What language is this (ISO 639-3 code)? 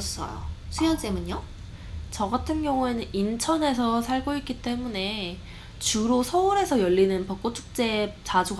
kor